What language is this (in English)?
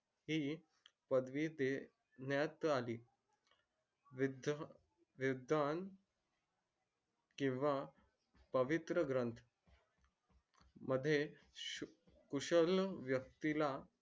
Marathi